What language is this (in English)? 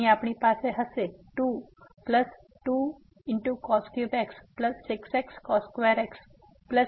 Gujarati